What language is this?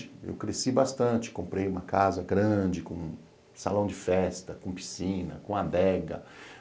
Portuguese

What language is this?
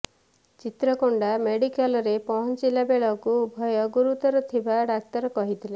Odia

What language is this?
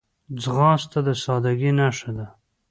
Pashto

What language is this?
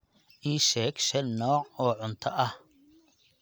Somali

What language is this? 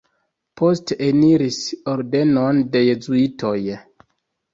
Esperanto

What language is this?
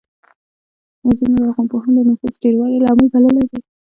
Pashto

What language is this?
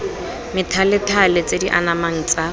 Tswana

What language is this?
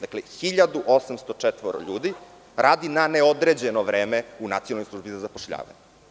Serbian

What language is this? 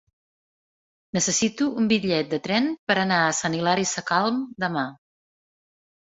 Catalan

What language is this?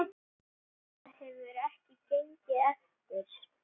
Icelandic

